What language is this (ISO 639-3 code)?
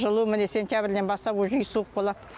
kaz